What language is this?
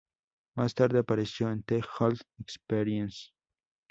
Spanish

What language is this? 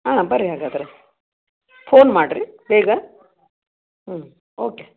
Kannada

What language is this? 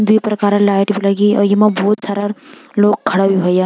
Garhwali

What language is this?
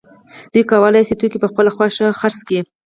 Pashto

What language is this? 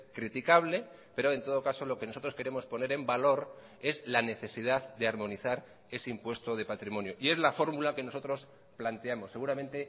Spanish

